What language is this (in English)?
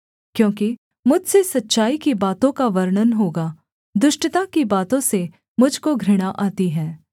Hindi